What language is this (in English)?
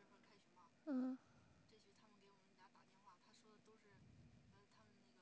Chinese